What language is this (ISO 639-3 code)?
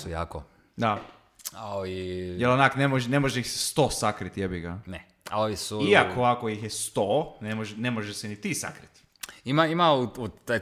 hrv